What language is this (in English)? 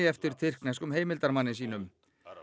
Icelandic